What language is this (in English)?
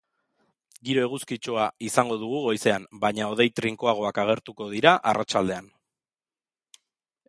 Basque